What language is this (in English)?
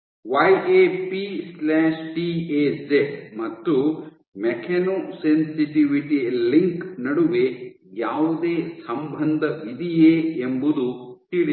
Kannada